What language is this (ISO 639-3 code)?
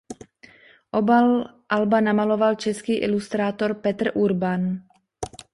ces